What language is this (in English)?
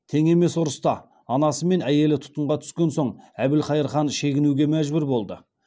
Kazakh